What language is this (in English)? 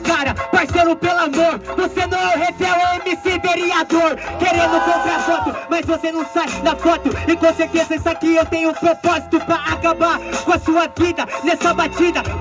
Portuguese